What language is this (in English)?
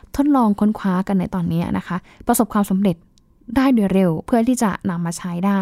Thai